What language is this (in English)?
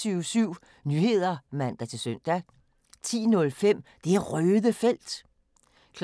Danish